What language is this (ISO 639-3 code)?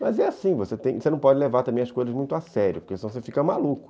por